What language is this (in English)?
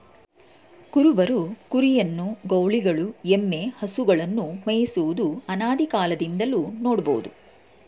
Kannada